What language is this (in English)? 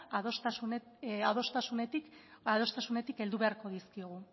Basque